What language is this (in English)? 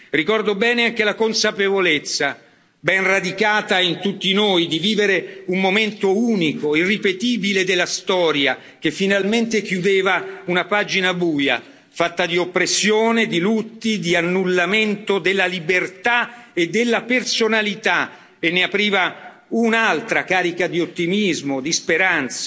Italian